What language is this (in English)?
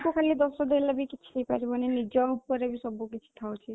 Odia